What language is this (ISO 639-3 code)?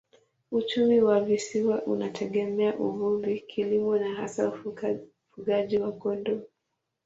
swa